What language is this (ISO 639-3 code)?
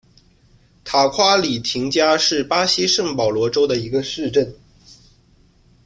zho